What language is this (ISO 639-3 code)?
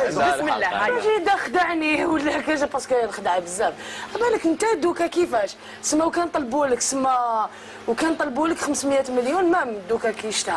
ara